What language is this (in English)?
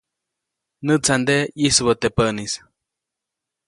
Copainalá Zoque